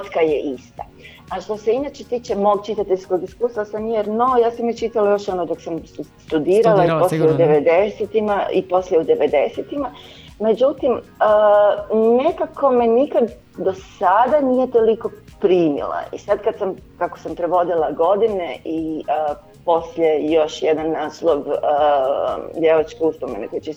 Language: Croatian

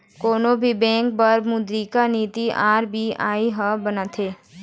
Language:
Chhattisgarhi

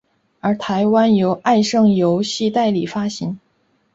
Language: Chinese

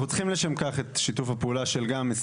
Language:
Hebrew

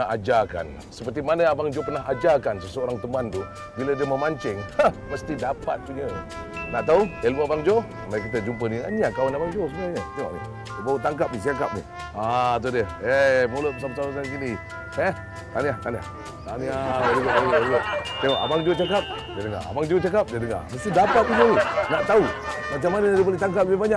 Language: Malay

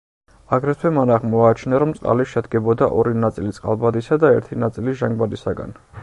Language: Georgian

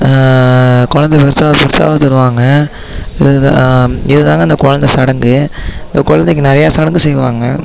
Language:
Tamil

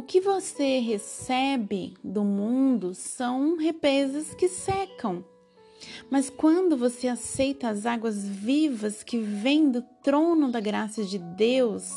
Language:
Portuguese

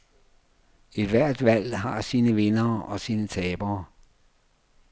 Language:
Danish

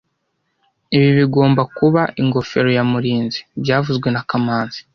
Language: Kinyarwanda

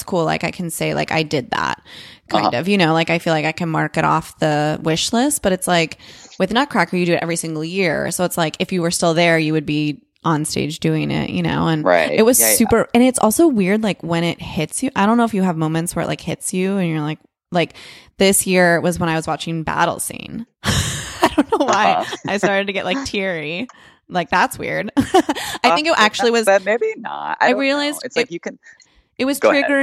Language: English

